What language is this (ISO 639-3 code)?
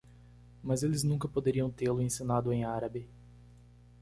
por